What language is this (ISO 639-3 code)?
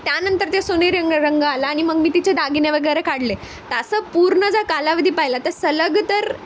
mar